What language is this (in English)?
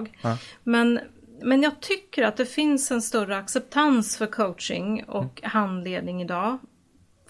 Swedish